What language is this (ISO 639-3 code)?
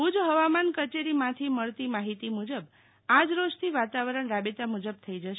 guj